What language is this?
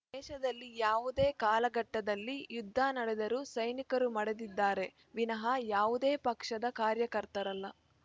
Kannada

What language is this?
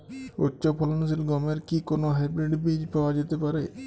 Bangla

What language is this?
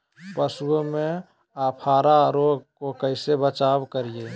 Magahi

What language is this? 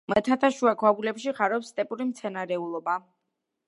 Georgian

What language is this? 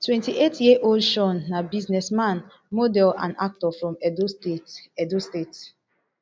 Nigerian Pidgin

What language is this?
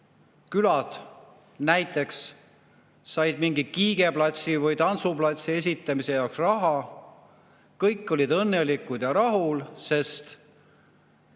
Estonian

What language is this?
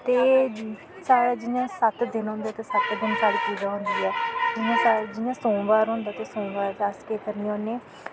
Dogri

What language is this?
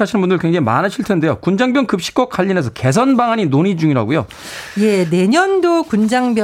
Korean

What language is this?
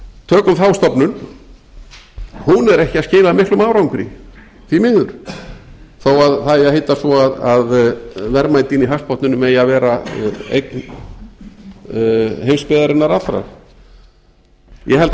Icelandic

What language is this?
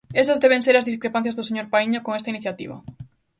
Galician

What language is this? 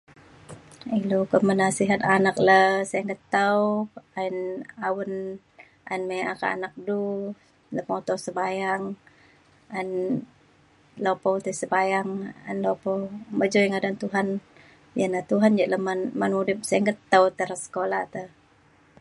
Mainstream Kenyah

